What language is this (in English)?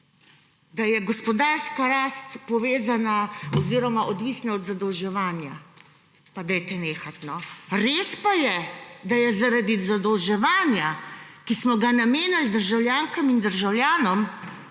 Slovenian